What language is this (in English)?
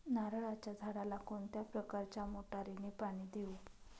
Marathi